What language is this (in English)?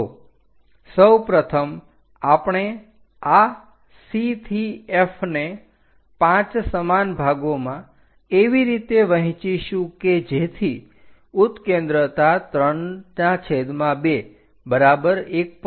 Gujarati